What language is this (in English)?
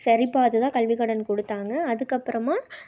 Tamil